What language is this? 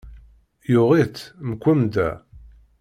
Kabyle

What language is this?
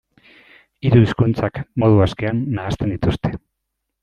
Basque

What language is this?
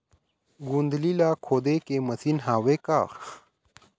Chhattisgarhi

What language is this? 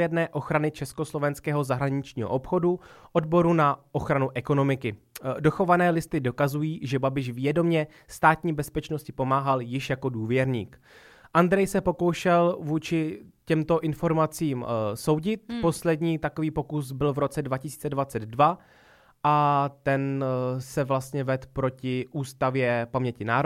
Czech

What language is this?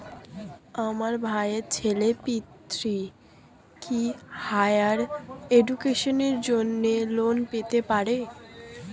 Bangla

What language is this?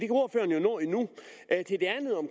Danish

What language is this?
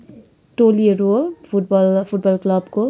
Nepali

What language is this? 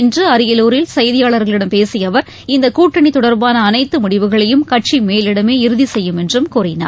Tamil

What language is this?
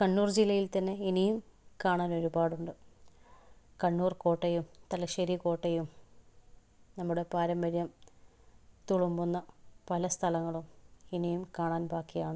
Malayalam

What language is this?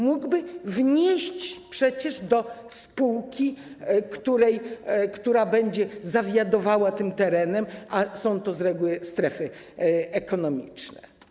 Polish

